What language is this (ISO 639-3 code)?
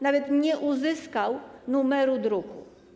pol